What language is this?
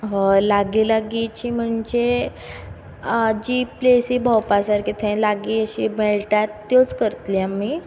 Konkani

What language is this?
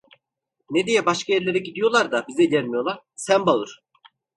Turkish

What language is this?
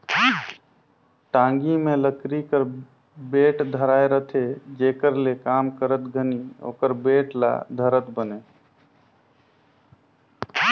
Chhattisgarhi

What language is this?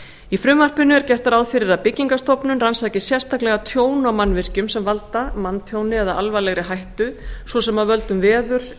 Icelandic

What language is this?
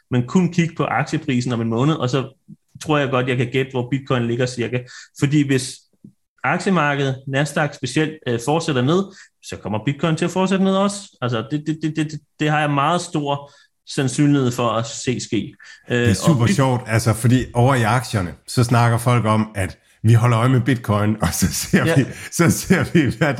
Danish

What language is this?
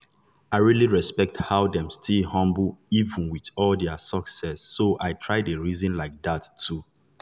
Nigerian Pidgin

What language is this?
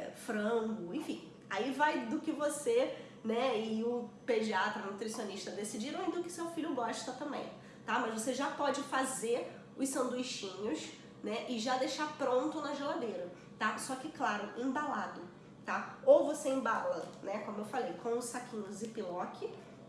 Portuguese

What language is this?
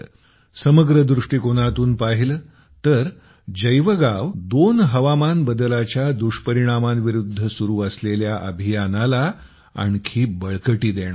Marathi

